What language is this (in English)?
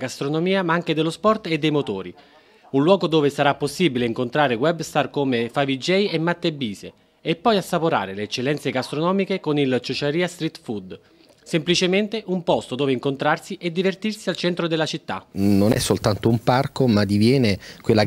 Italian